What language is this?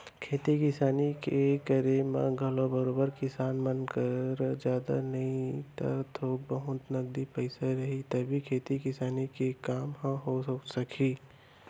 Chhattisgarhi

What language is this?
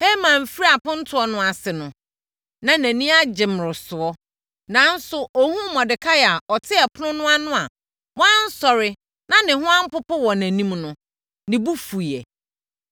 Akan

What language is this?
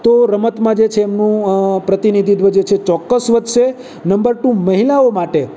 Gujarati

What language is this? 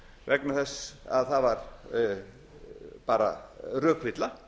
Icelandic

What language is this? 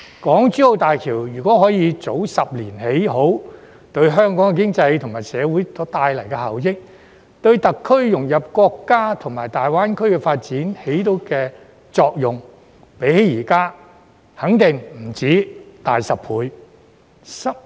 Cantonese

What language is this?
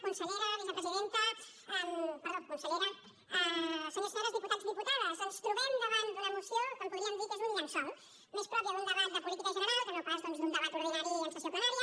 Catalan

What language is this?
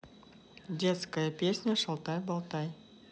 Russian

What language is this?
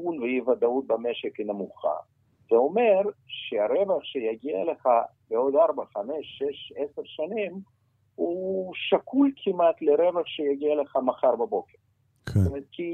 Hebrew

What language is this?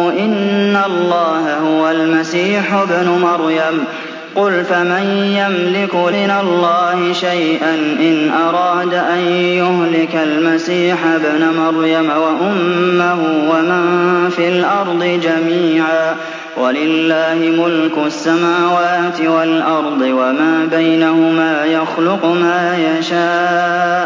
Arabic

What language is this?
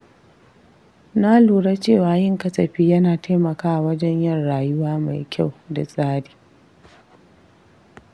Hausa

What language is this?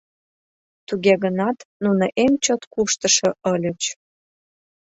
Mari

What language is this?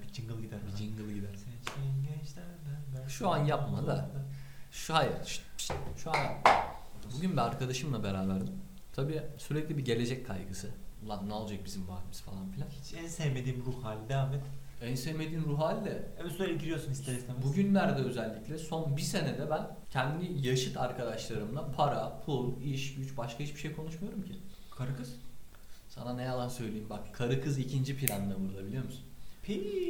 Turkish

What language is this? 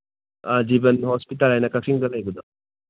Manipuri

